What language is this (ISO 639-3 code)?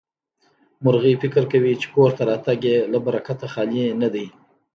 pus